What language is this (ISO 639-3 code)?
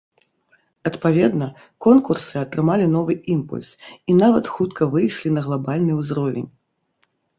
bel